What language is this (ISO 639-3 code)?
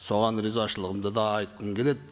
kaz